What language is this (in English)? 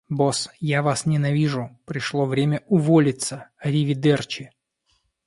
Russian